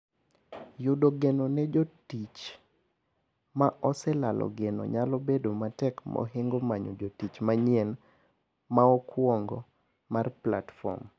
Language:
Luo (Kenya and Tanzania)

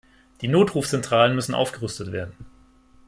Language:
German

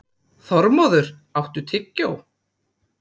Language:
Icelandic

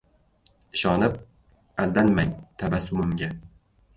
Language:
Uzbek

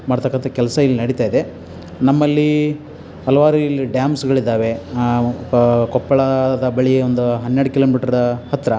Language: Kannada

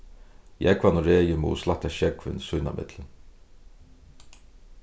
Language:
Faroese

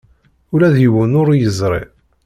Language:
Kabyle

